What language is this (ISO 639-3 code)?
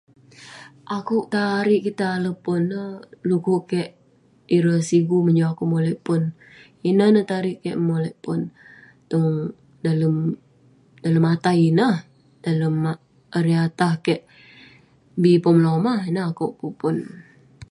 pne